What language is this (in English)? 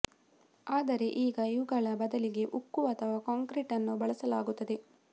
Kannada